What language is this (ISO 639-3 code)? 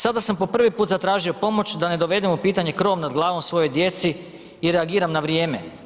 hrv